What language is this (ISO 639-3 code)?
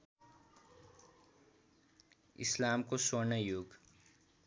nep